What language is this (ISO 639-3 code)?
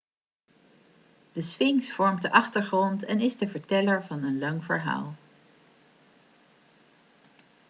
nld